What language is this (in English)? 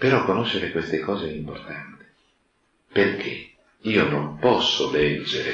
Italian